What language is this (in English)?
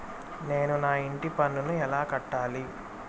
Telugu